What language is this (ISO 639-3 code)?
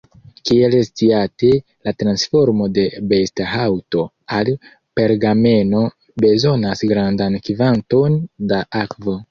epo